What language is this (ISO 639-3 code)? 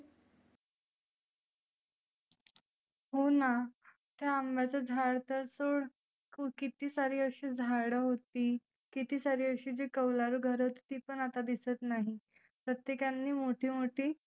mar